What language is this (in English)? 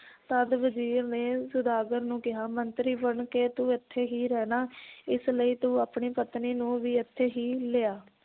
Punjabi